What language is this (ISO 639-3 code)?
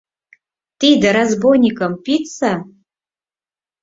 chm